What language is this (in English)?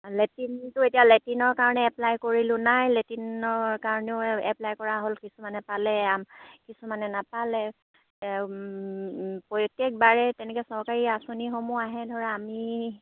Assamese